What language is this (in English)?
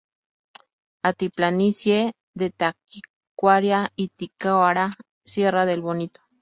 Spanish